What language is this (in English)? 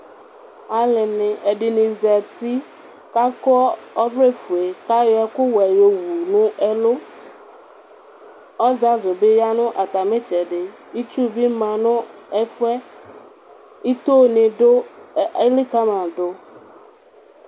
Ikposo